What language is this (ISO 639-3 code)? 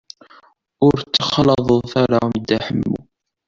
kab